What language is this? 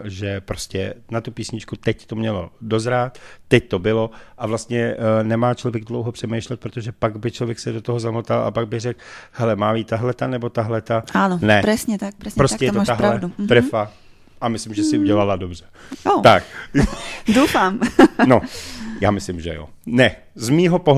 Czech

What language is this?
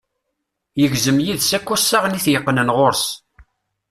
Kabyle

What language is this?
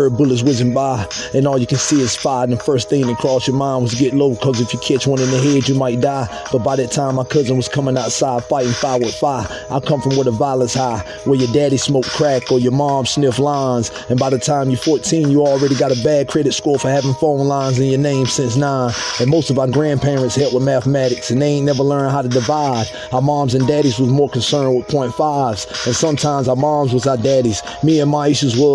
English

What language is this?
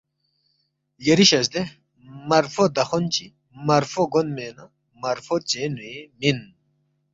Balti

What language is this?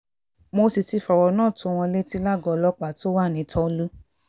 Yoruba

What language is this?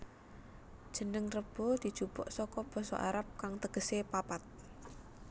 Javanese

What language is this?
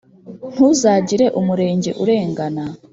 Kinyarwanda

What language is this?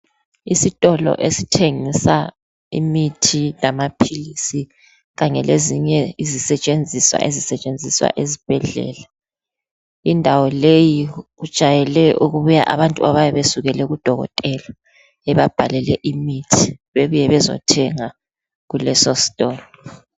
North Ndebele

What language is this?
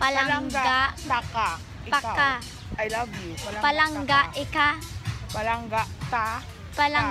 Filipino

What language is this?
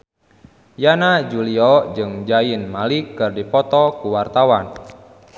Sundanese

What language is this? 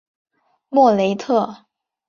Chinese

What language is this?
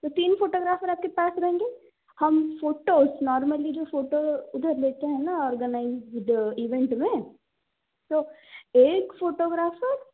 Hindi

